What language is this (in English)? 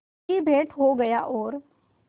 Hindi